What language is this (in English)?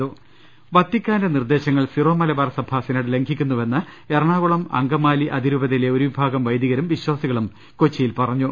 Malayalam